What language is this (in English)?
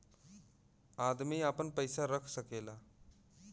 Bhojpuri